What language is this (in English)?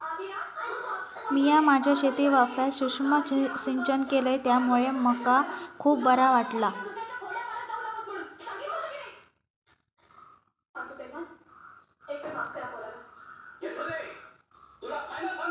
Marathi